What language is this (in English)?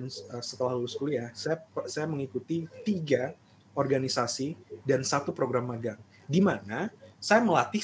Indonesian